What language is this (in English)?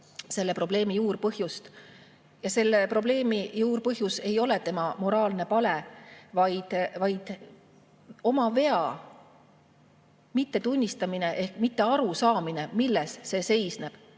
Estonian